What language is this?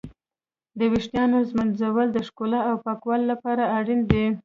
Pashto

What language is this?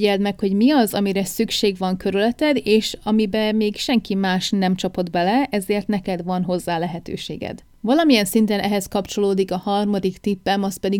Hungarian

